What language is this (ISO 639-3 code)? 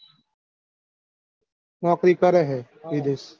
guj